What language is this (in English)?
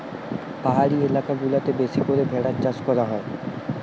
Bangla